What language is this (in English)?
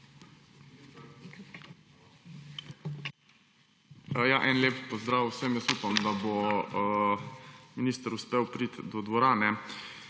Slovenian